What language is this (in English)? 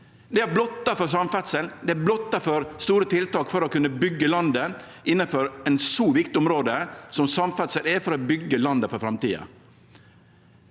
Norwegian